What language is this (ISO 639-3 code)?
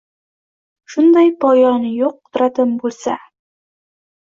uzb